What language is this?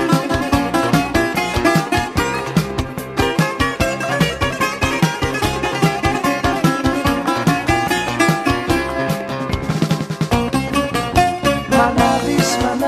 Greek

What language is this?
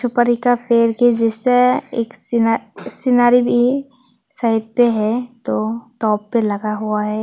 Hindi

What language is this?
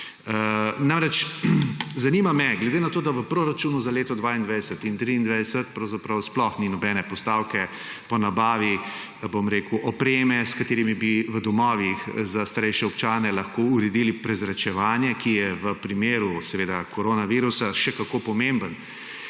Slovenian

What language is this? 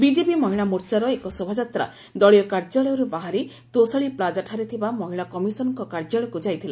Odia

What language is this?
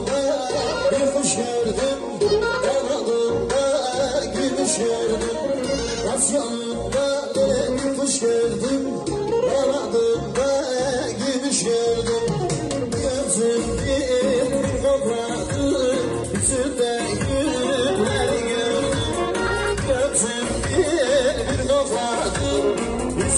Turkish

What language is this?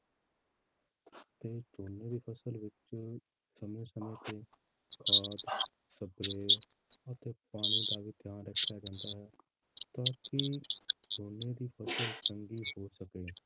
Punjabi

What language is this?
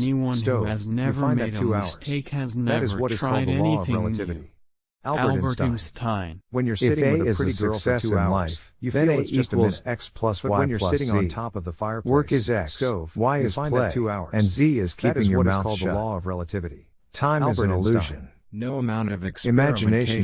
English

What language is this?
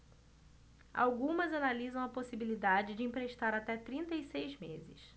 Portuguese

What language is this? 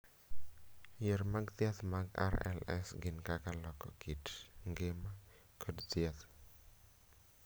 Luo (Kenya and Tanzania)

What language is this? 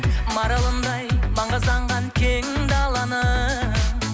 Kazakh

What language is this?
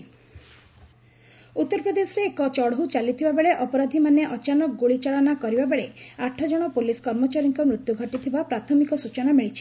Odia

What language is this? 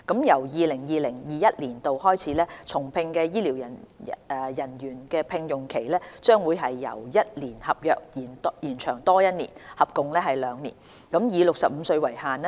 Cantonese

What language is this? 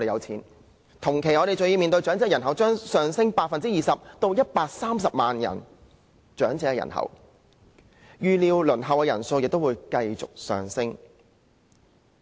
Cantonese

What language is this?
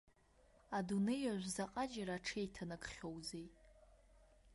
Abkhazian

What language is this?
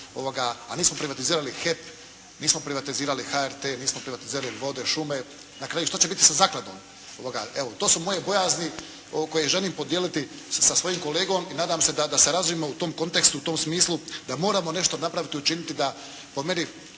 Croatian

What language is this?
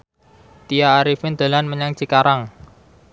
Javanese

